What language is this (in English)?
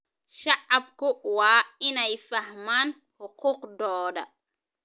Somali